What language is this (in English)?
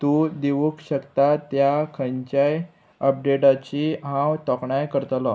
Konkani